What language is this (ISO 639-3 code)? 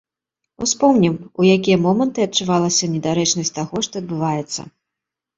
bel